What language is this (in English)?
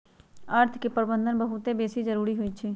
Magahi